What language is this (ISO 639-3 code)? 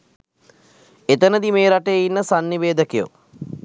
sin